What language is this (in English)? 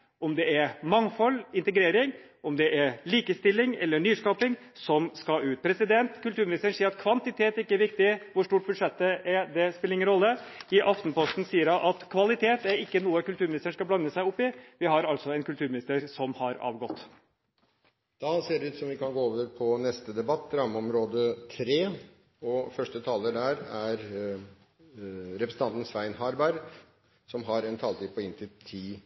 Norwegian